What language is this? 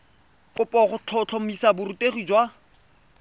Tswana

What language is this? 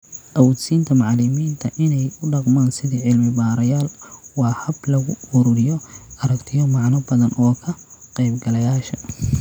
Somali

